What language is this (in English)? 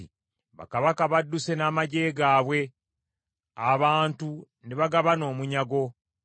Ganda